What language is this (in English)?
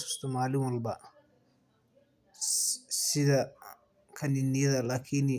Somali